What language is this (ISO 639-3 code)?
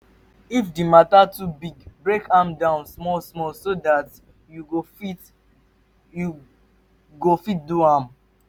pcm